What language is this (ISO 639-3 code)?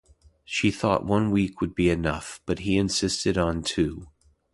eng